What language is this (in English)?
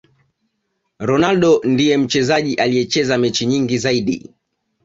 Swahili